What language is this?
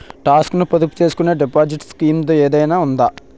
Telugu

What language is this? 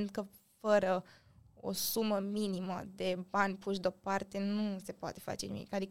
Romanian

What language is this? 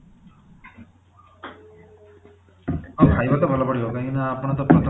Odia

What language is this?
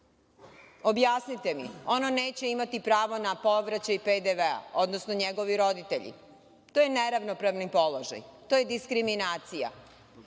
Serbian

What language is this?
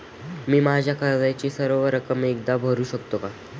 Marathi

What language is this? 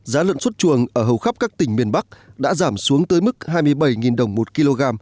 Vietnamese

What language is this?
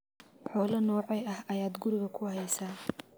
Somali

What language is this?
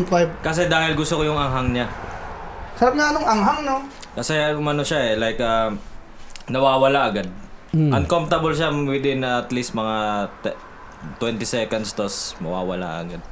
Filipino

